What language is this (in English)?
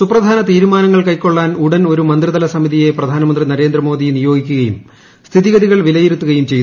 Malayalam